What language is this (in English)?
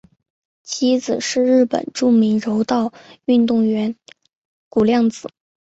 Chinese